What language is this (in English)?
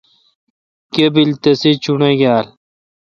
Kalkoti